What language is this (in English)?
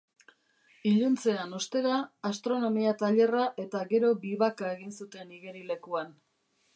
Basque